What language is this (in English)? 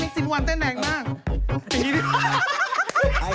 Thai